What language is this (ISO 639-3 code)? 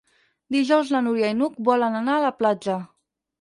cat